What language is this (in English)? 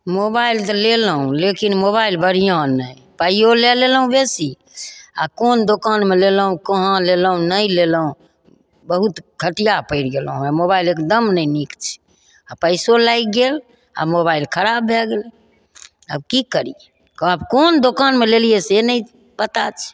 Maithili